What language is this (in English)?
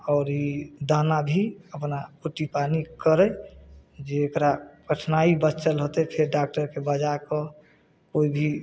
Maithili